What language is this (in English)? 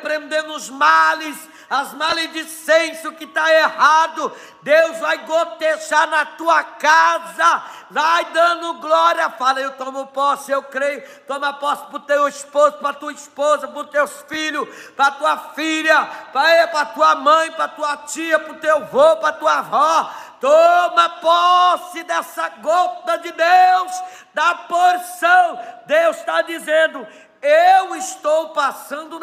Portuguese